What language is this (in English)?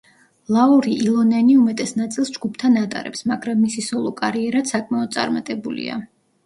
Georgian